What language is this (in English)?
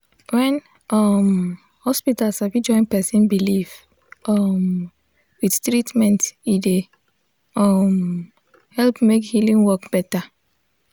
Nigerian Pidgin